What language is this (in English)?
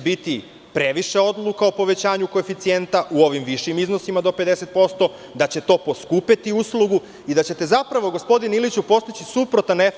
Serbian